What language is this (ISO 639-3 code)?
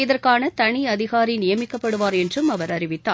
tam